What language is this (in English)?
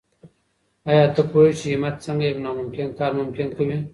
Pashto